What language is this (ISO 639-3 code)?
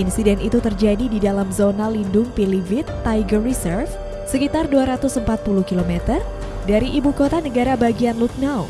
ind